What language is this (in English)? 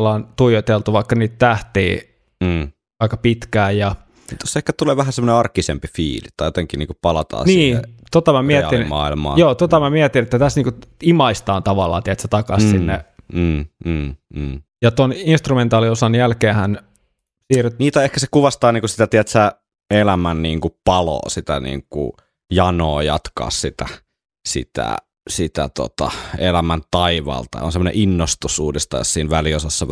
Finnish